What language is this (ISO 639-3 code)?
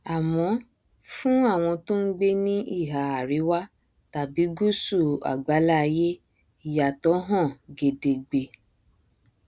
yor